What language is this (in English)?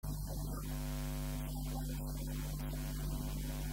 Hebrew